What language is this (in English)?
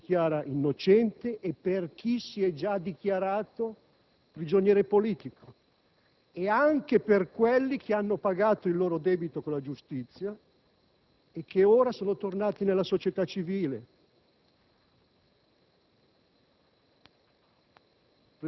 Italian